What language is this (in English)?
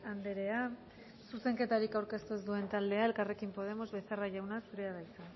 Basque